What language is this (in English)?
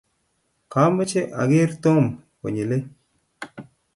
Kalenjin